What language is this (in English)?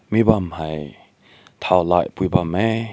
Rongmei Naga